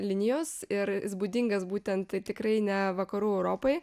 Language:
Lithuanian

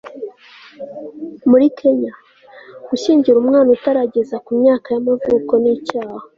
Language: Kinyarwanda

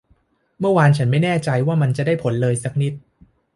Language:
Thai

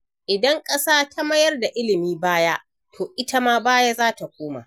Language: Hausa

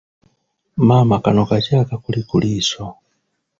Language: Ganda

